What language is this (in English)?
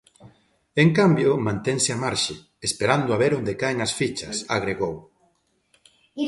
Galician